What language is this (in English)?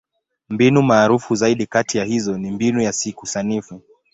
Swahili